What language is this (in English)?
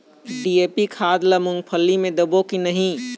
Chhattisgarhi